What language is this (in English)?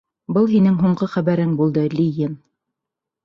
Bashkir